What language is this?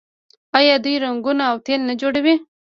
Pashto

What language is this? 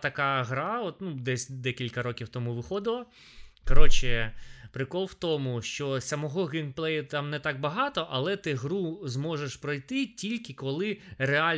Ukrainian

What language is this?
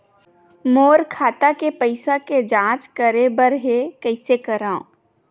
Chhattisgarhi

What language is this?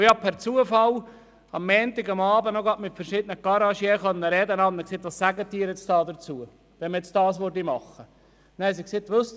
Swiss German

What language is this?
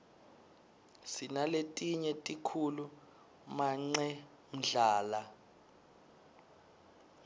Swati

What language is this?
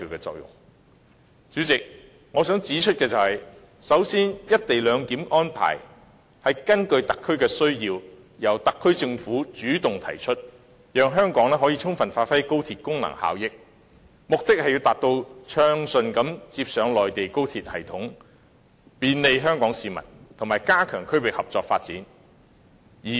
Cantonese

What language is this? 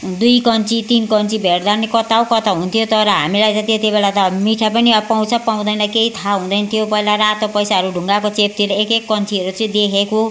Nepali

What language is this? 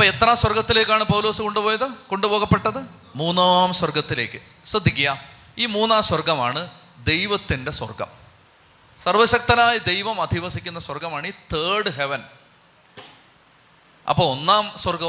Malayalam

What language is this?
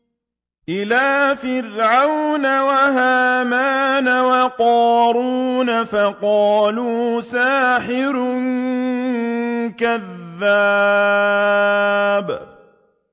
Arabic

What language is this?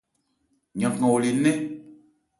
Ebrié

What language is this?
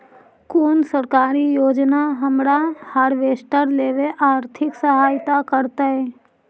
Magahi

